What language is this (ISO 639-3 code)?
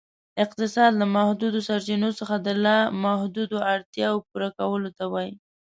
pus